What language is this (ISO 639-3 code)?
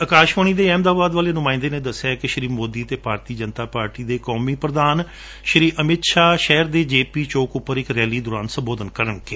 pan